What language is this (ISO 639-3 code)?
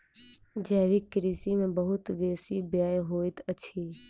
mai